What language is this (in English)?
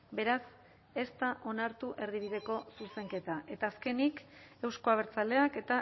Basque